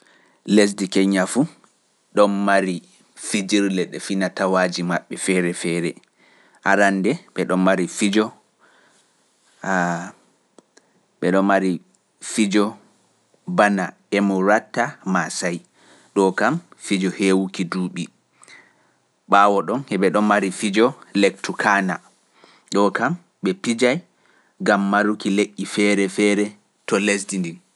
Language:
Pular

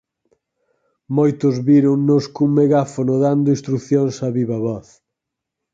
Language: Galician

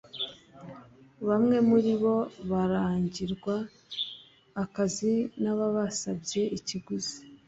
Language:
Kinyarwanda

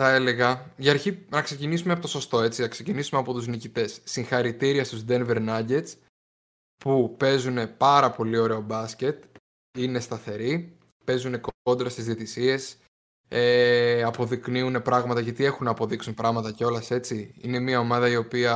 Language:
Greek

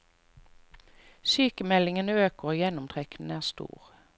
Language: Norwegian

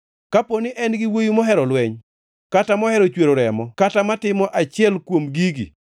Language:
Luo (Kenya and Tanzania)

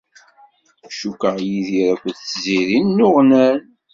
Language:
Kabyle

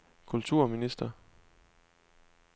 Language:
Danish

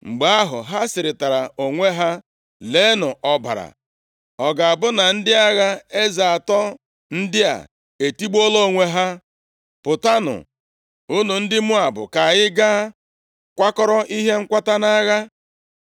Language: Igbo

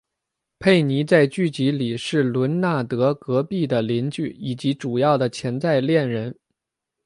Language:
Chinese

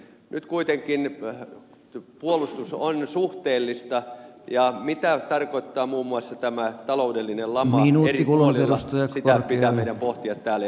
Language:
Finnish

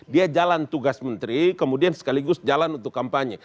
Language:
Indonesian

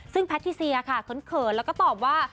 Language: Thai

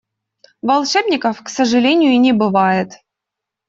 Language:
Russian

